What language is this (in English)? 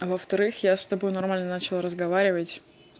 Russian